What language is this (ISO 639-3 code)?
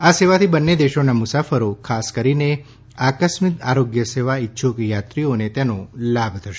guj